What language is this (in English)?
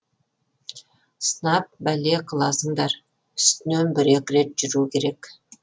Kazakh